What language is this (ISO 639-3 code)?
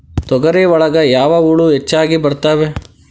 kan